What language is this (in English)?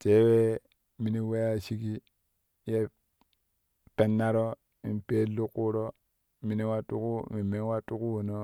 Kushi